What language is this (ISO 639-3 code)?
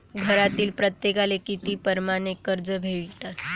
mar